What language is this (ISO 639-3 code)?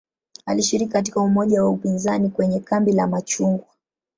swa